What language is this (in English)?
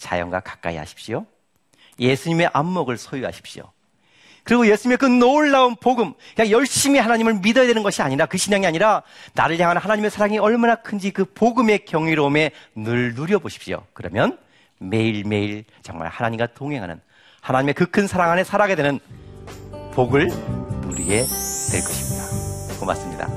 Korean